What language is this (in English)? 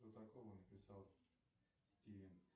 Russian